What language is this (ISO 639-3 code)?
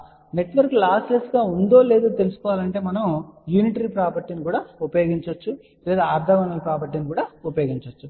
tel